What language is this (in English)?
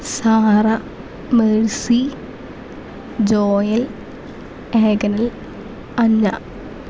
Malayalam